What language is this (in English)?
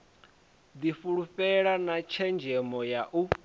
Venda